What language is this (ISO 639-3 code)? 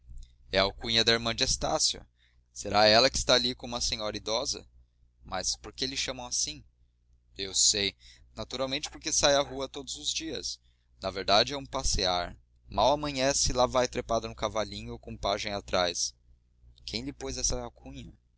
por